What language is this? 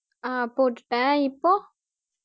Tamil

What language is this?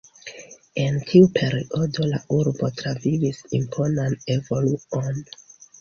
Esperanto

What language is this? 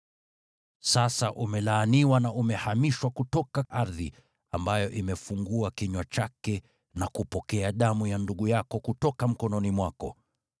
Swahili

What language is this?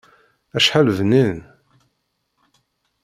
Kabyle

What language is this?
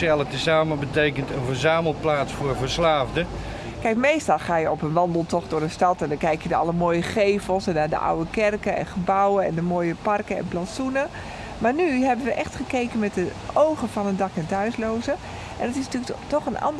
Dutch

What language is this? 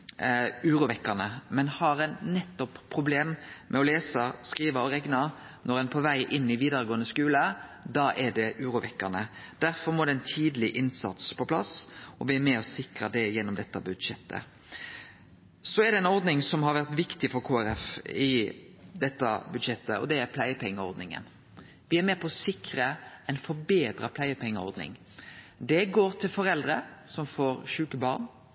Norwegian Nynorsk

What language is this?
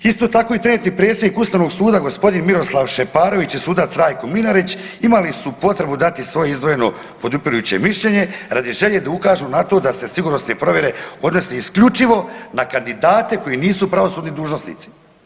Croatian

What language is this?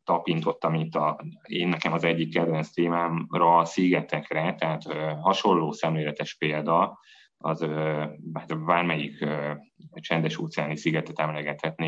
Hungarian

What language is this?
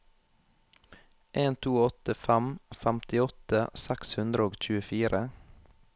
Norwegian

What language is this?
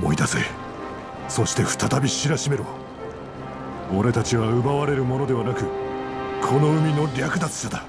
Japanese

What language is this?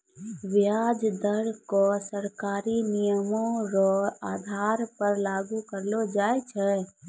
Maithili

